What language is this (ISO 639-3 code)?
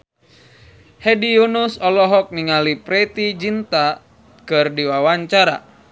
sun